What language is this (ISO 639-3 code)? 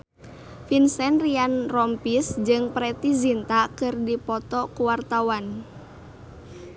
sun